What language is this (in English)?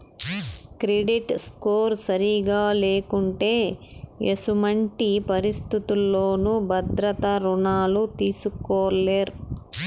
Telugu